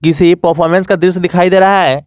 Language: Hindi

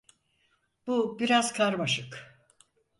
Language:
Turkish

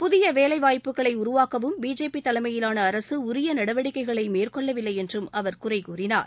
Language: Tamil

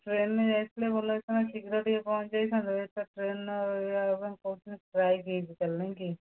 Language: Odia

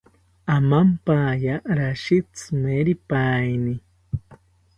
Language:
South Ucayali Ashéninka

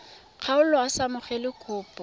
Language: Tswana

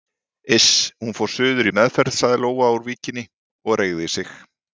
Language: Icelandic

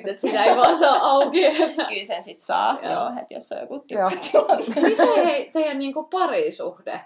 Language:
Finnish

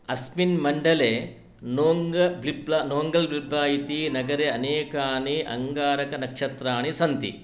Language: Sanskrit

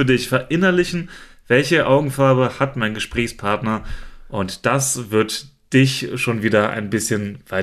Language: German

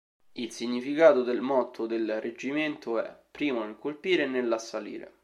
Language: Italian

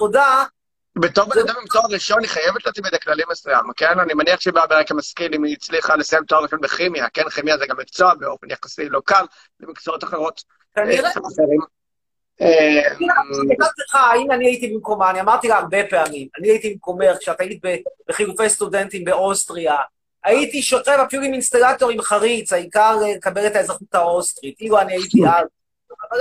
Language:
Hebrew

